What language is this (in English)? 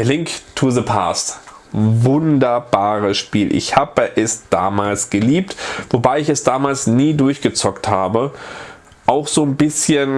German